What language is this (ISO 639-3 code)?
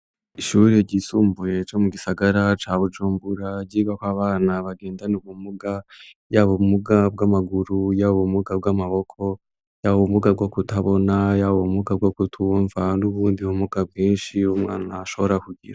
run